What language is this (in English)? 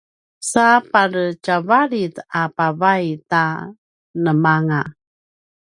Paiwan